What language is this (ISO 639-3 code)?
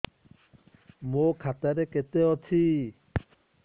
ori